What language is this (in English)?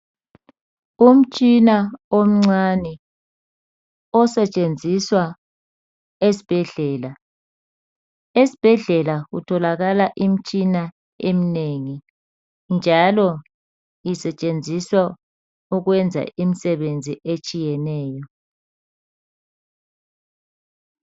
North Ndebele